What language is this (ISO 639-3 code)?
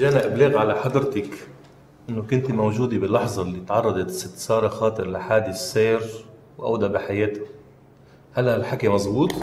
ara